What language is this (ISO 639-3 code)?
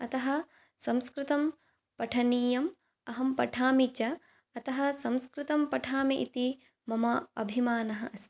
san